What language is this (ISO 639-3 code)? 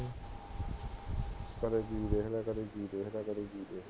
pan